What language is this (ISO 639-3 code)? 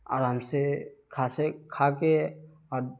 urd